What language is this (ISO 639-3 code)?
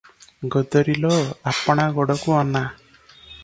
ori